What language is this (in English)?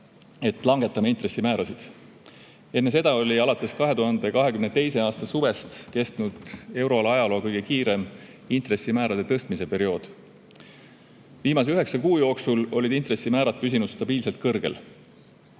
Estonian